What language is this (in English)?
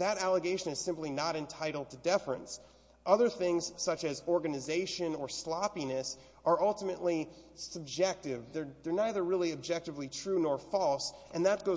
English